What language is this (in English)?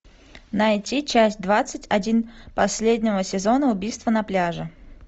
Russian